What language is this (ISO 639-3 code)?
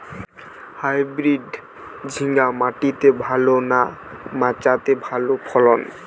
ben